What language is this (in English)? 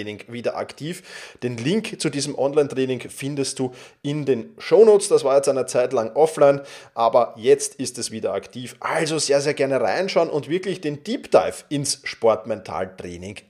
German